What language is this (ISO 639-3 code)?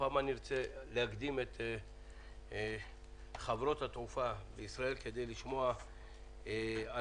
heb